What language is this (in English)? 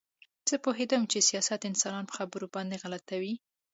Pashto